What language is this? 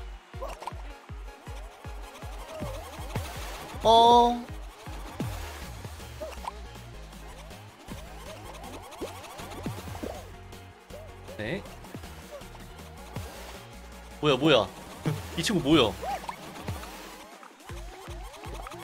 Korean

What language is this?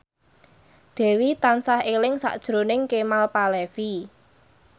Javanese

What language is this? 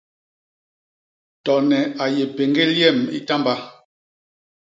Basaa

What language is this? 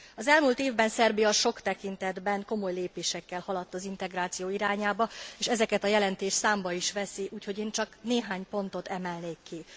Hungarian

